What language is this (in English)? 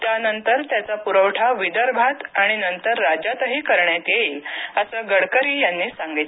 Marathi